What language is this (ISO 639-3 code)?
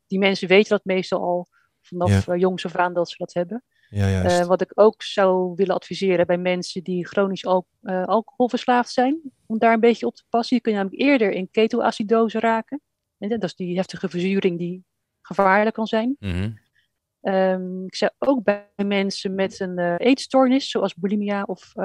nld